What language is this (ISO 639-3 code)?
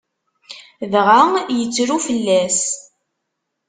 kab